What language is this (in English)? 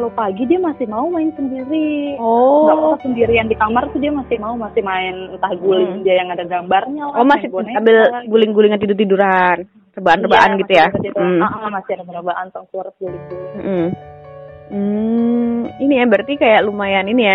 Indonesian